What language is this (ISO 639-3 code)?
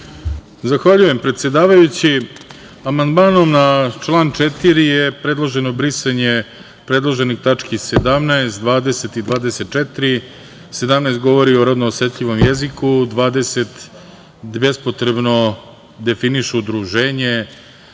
srp